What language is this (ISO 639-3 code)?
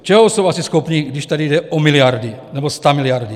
ces